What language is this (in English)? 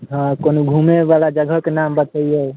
Maithili